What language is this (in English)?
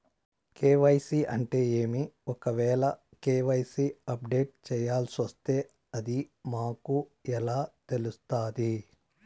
Telugu